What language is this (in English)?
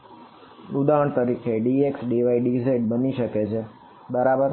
Gujarati